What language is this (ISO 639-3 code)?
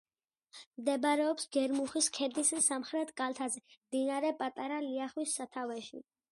kat